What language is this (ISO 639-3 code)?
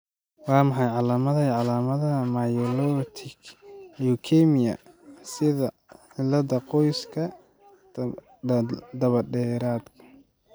som